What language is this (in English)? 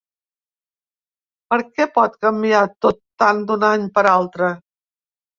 Catalan